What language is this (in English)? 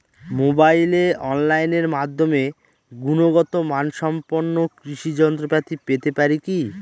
Bangla